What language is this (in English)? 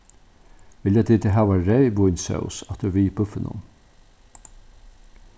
Faroese